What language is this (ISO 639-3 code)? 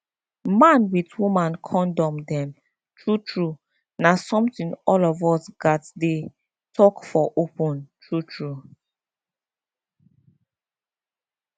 pcm